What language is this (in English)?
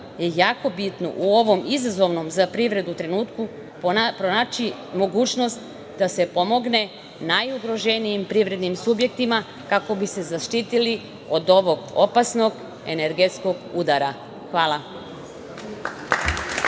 Serbian